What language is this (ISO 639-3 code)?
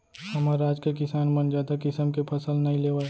hne